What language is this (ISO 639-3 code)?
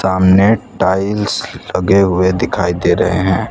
hin